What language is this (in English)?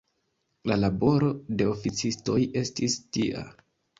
Esperanto